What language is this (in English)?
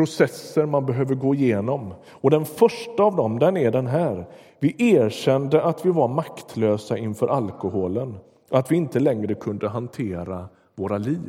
Swedish